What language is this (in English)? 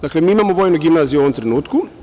Serbian